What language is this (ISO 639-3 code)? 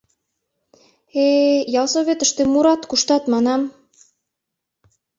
chm